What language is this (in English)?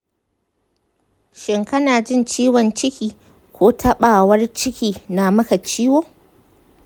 Hausa